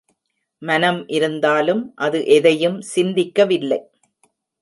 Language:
Tamil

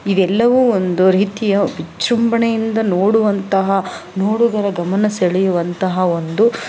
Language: Kannada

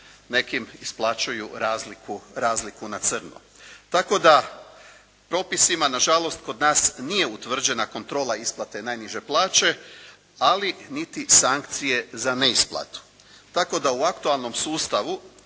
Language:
Croatian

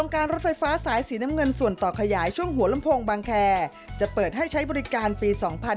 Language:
Thai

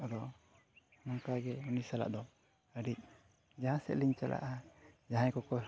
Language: Santali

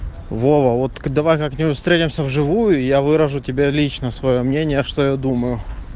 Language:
Russian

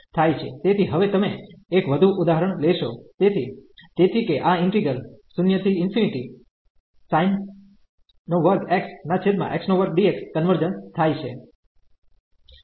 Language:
Gujarati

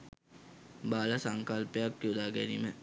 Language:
Sinhala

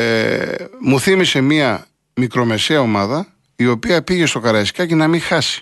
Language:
Greek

